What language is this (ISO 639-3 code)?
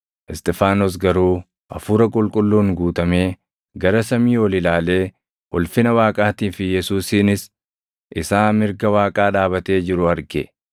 orm